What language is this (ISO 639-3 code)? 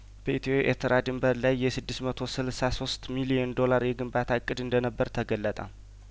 amh